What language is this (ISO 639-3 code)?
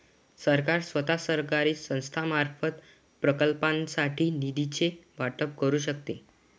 mar